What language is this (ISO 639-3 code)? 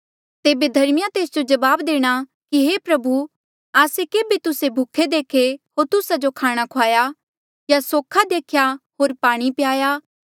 mjl